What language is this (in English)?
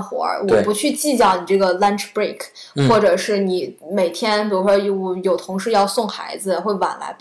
Chinese